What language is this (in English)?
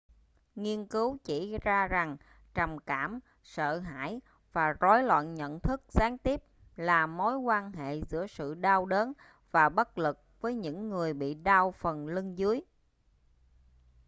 Vietnamese